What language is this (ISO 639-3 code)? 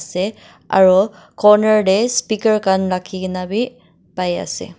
nag